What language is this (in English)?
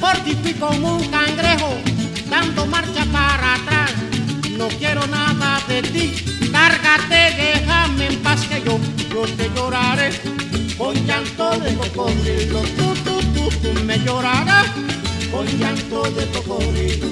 Spanish